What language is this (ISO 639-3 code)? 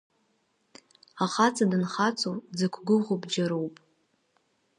abk